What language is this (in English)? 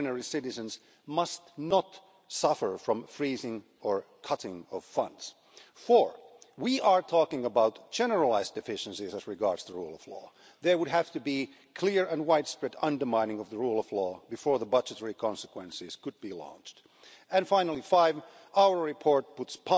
English